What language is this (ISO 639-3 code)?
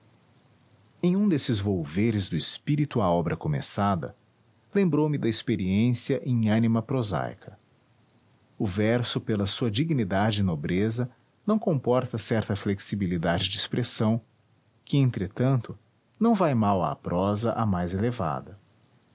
por